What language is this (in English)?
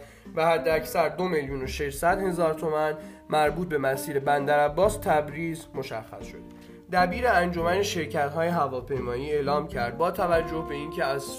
Persian